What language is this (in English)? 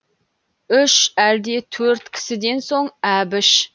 Kazakh